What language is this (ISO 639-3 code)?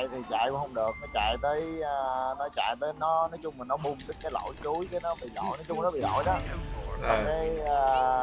vie